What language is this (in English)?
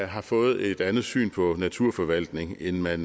Danish